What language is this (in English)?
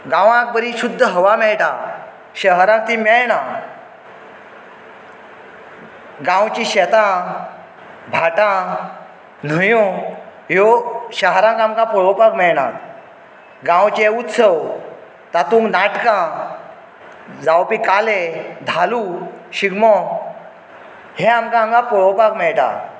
Konkani